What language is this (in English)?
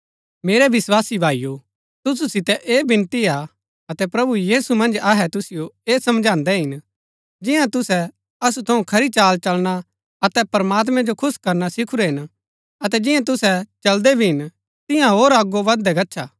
Gaddi